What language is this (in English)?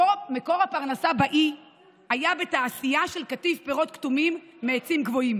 Hebrew